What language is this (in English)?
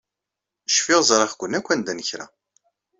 Kabyle